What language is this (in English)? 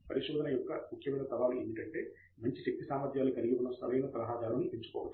Telugu